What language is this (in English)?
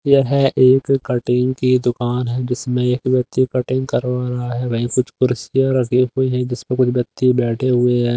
Hindi